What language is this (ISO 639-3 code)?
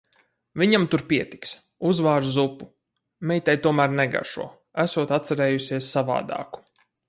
lav